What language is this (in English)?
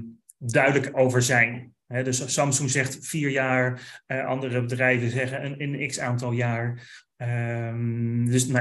Dutch